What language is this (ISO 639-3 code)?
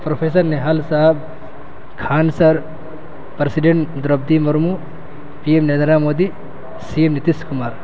urd